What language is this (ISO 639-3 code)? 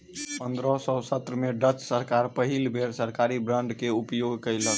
mai